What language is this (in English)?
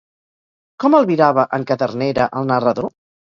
Catalan